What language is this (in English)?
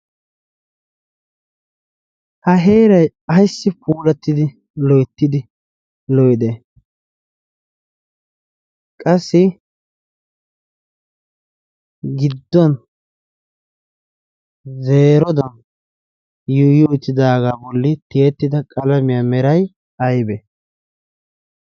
Wolaytta